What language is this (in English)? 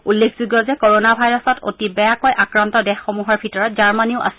Assamese